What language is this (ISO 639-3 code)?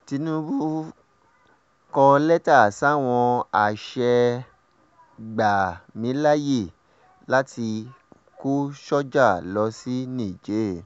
yor